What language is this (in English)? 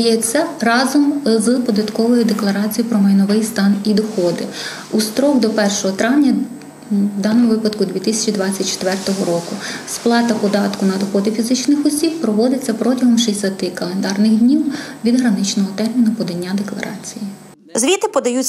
Ukrainian